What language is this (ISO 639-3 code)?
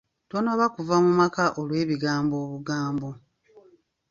lug